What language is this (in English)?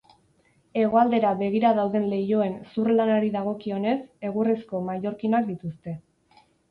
Basque